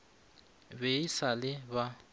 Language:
Northern Sotho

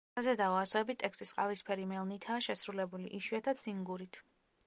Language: Georgian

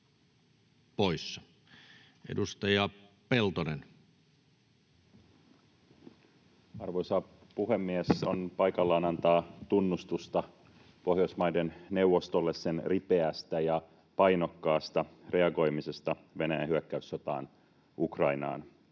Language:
Finnish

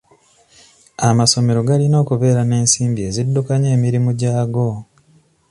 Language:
Ganda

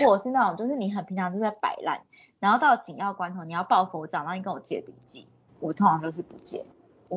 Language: Chinese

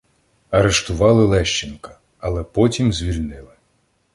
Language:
Ukrainian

